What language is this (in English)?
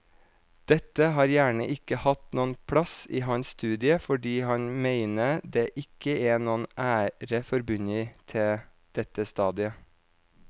Norwegian